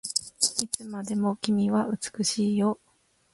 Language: Japanese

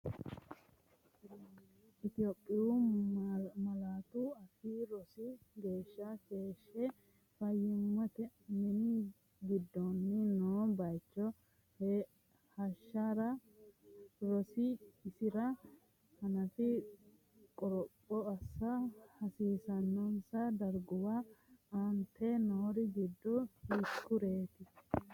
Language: Sidamo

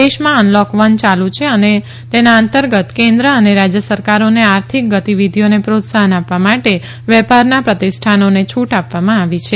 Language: Gujarati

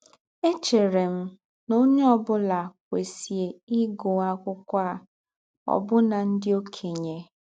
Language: Igbo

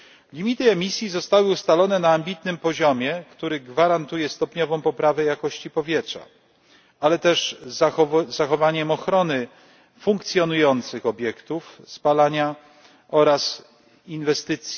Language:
Polish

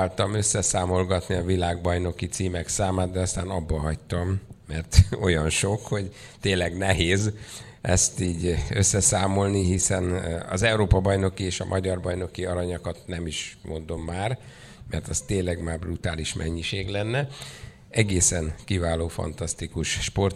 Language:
Hungarian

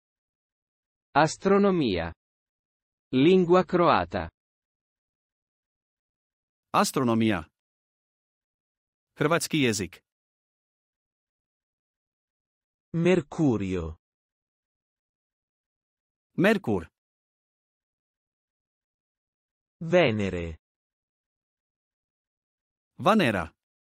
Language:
Italian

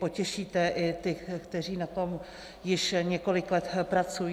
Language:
Czech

